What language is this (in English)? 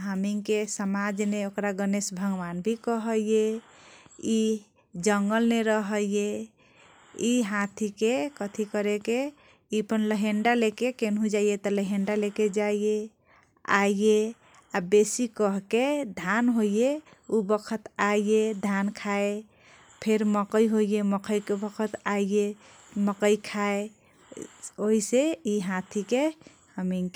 Kochila Tharu